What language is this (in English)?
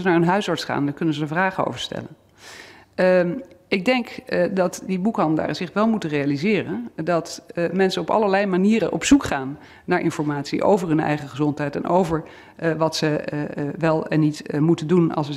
Dutch